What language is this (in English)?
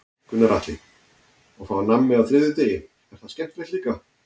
Icelandic